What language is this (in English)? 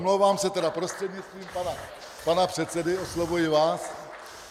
Czech